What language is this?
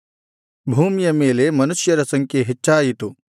Kannada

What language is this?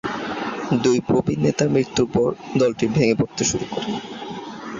Bangla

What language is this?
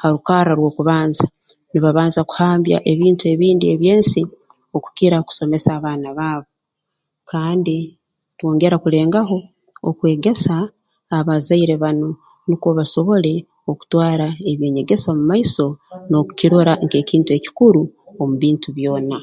Tooro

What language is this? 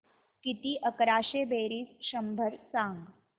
Marathi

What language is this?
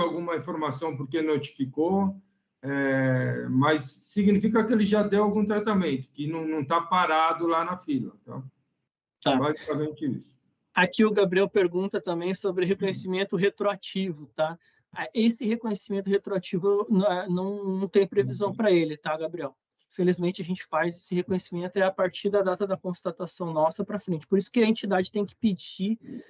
Portuguese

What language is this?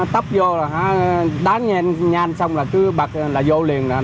Vietnamese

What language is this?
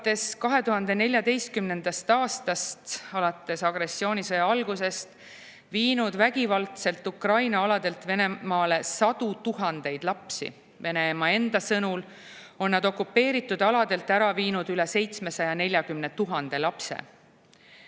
Estonian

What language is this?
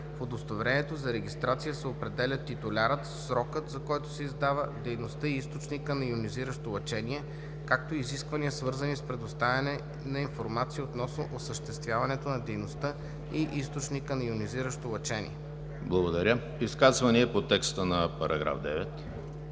Bulgarian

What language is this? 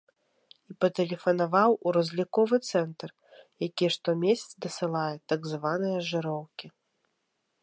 Belarusian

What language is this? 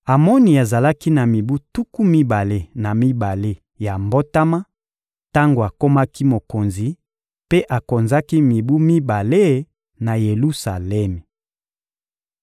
Lingala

